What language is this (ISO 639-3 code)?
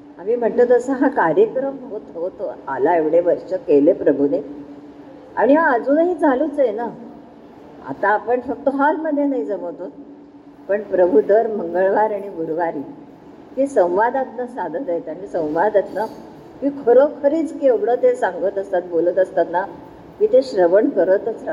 mar